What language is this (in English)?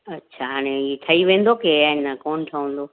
Sindhi